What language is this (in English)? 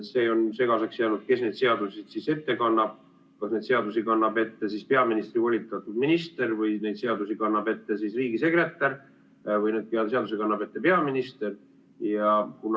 Estonian